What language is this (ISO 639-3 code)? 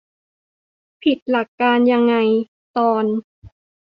tha